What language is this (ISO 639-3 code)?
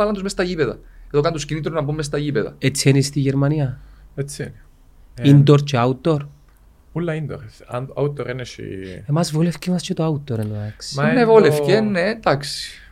ell